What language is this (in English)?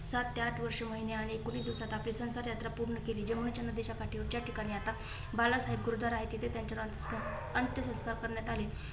Marathi